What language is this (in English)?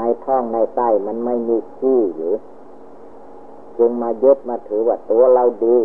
Thai